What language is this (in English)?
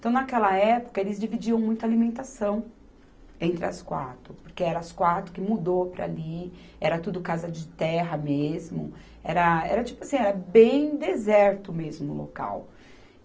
Portuguese